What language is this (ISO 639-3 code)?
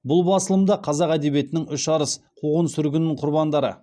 kaz